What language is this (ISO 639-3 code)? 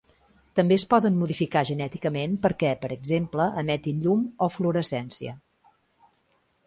cat